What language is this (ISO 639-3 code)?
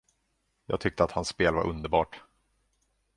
swe